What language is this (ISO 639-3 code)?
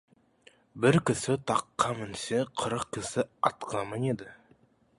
kaz